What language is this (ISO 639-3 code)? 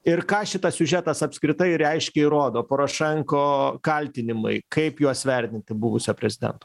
lit